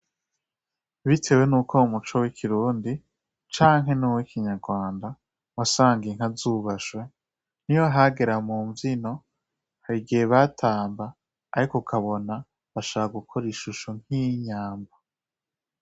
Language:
Rundi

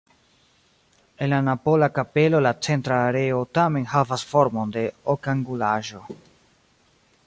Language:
Esperanto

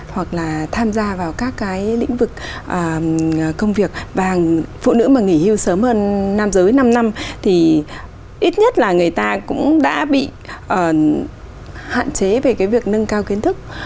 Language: Vietnamese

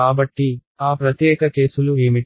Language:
Telugu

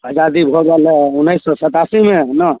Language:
Maithili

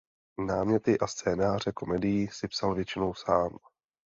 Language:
Czech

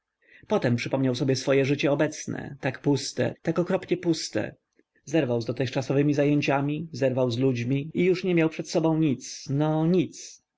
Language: Polish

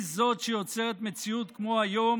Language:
Hebrew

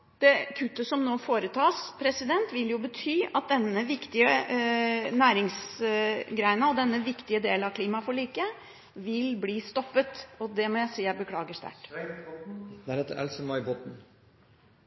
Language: Norwegian Bokmål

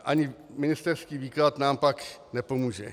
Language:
Czech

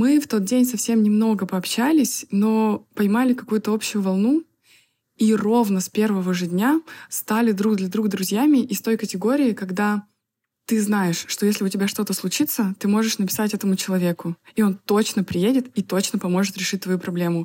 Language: Russian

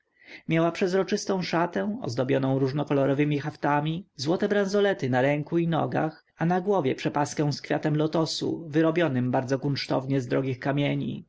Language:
Polish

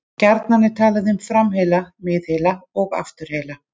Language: Icelandic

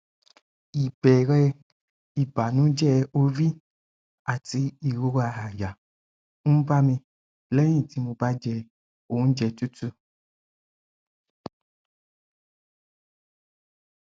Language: Yoruba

